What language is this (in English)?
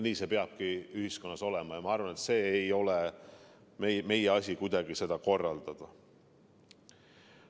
Estonian